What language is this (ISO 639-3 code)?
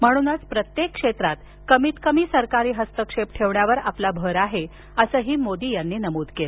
mar